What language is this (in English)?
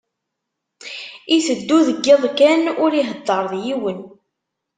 Kabyle